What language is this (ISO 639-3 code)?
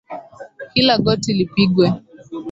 swa